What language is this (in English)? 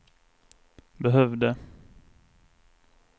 Swedish